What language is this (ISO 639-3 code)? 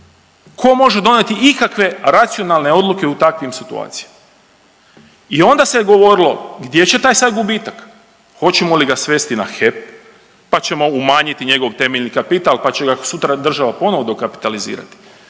hrv